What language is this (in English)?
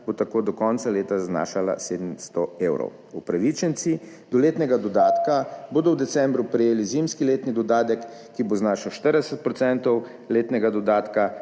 Slovenian